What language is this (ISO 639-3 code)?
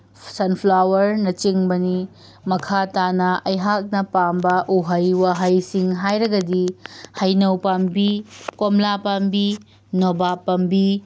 mni